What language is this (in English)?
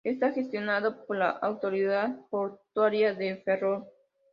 Spanish